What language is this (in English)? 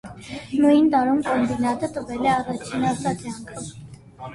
Armenian